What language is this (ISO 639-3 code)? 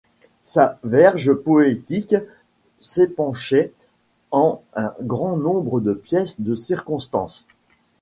fra